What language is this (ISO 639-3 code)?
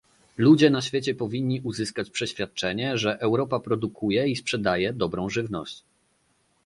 pol